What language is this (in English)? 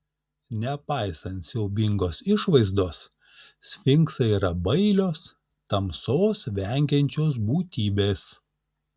Lithuanian